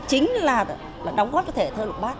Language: Vietnamese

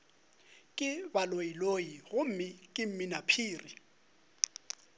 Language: Northern Sotho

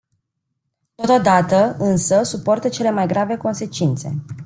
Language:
Romanian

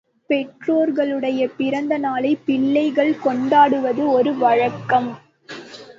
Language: Tamil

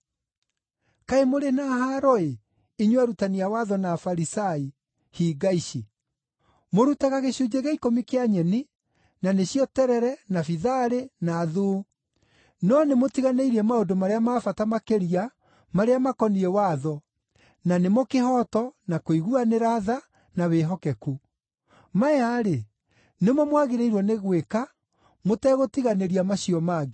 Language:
Kikuyu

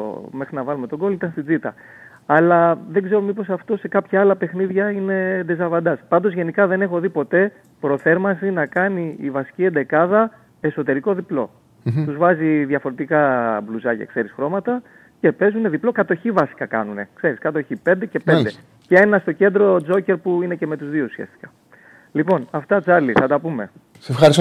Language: Greek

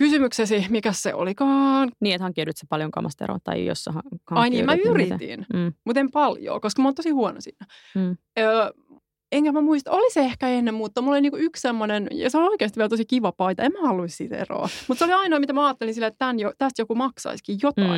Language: Finnish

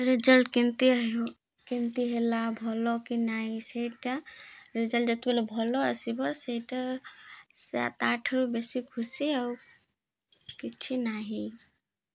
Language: Odia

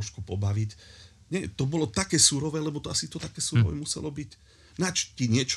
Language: Slovak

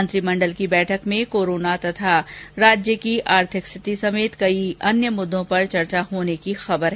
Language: Hindi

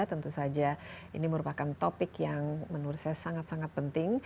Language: Indonesian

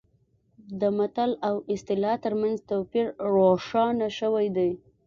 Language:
Pashto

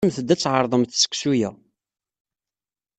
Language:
Kabyle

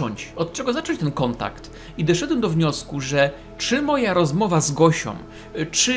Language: Polish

